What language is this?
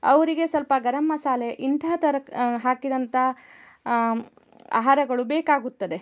Kannada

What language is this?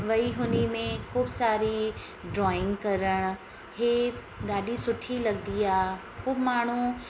Sindhi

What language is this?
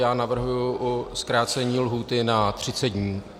Czech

